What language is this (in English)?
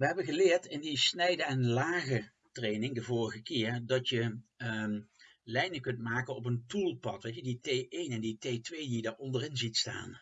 Dutch